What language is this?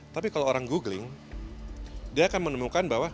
Indonesian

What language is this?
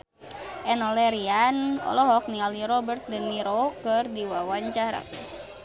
Sundanese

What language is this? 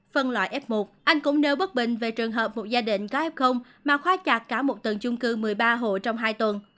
Vietnamese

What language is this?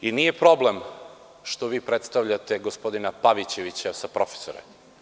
Serbian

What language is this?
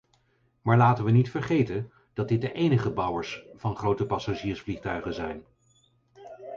Dutch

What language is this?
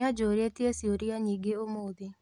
Kikuyu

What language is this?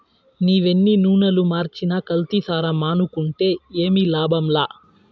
Telugu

